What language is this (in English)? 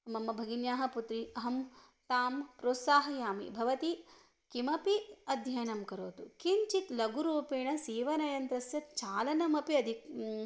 Sanskrit